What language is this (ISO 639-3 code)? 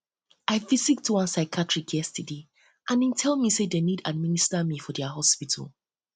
pcm